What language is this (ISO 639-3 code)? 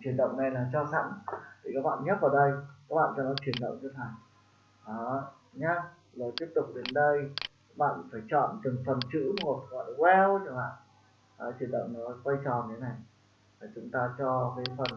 vie